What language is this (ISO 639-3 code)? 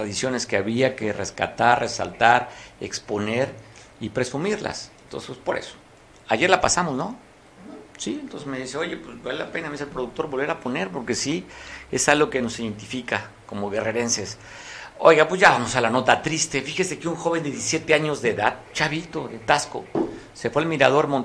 spa